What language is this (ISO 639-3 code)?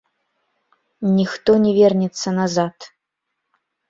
bel